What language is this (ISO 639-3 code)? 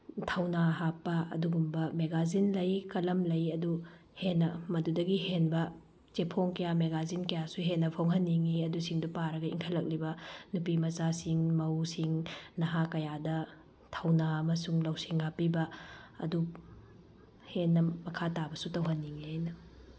mni